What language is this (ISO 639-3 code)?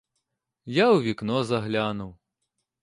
ukr